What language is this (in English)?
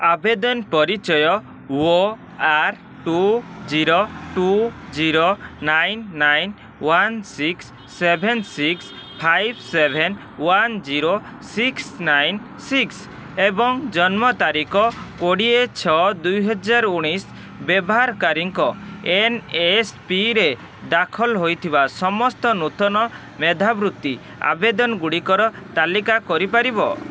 Odia